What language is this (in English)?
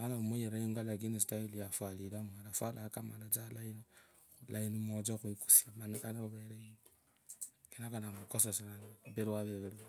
Kabras